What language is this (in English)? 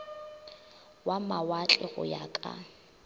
Northern Sotho